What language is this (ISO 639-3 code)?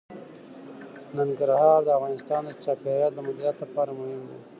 pus